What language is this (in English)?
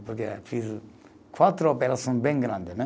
Portuguese